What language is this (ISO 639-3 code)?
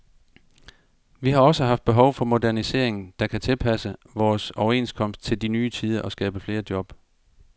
dan